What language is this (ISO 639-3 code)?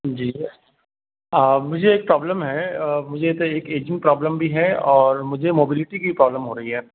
urd